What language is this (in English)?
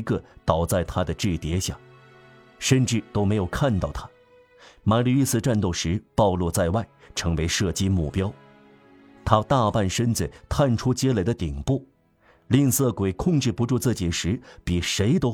Chinese